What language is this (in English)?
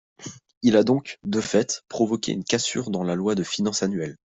French